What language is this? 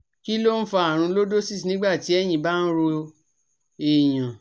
Yoruba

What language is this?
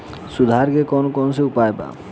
Bhojpuri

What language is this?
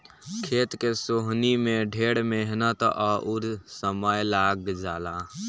Bhojpuri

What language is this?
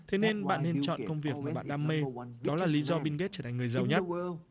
Vietnamese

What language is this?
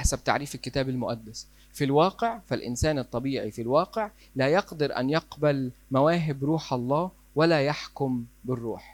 Arabic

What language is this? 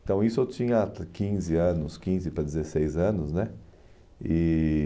Portuguese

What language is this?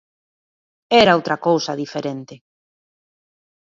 Galician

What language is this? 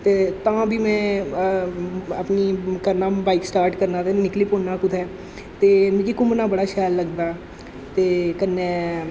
Dogri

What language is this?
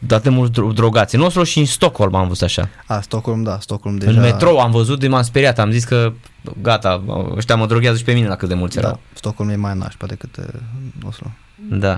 Romanian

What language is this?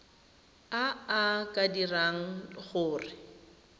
Tswana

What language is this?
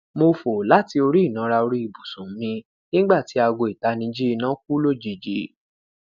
Yoruba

